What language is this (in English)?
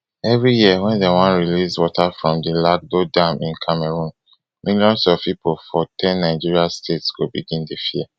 Nigerian Pidgin